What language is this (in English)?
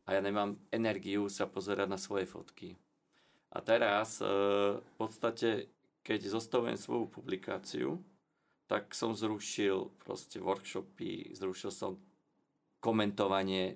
Slovak